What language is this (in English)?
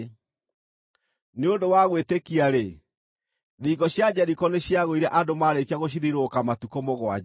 Kikuyu